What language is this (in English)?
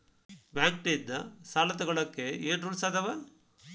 Kannada